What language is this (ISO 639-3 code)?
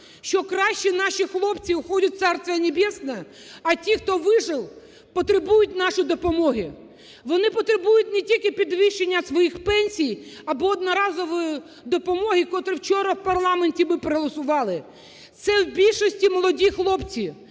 ukr